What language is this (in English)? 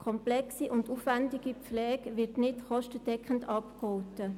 Swiss German